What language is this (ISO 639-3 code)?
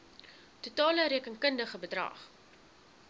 afr